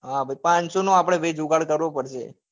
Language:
Gujarati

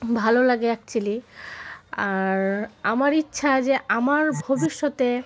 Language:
Bangla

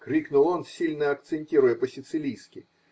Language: Russian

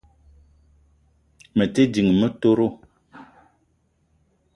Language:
Eton (Cameroon)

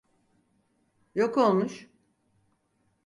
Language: Turkish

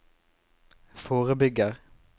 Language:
Norwegian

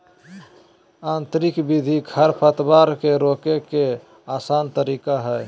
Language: Magahi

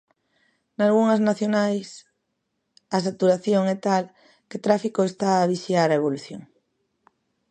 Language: Galician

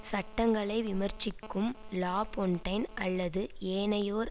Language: Tamil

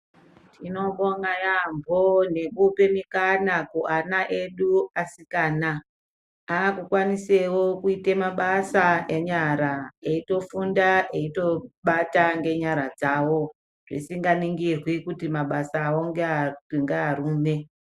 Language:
Ndau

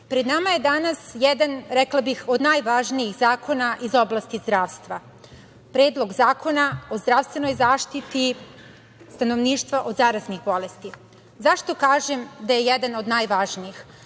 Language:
Serbian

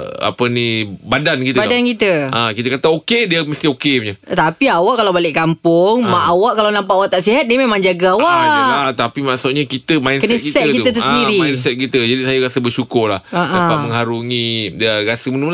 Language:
Malay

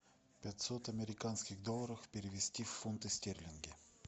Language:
Russian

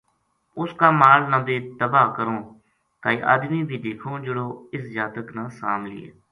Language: Gujari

